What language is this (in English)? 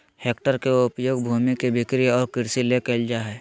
Magahi